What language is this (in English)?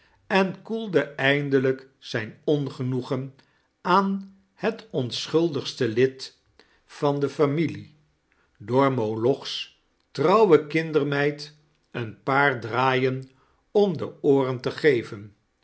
Dutch